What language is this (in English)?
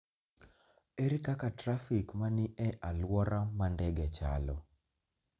Luo (Kenya and Tanzania)